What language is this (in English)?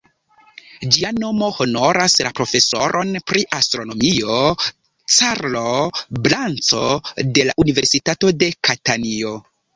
Esperanto